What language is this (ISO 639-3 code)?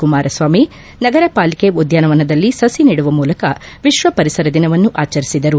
kan